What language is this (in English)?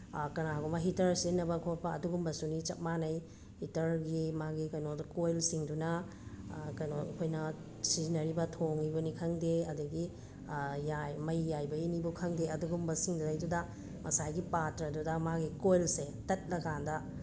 Manipuri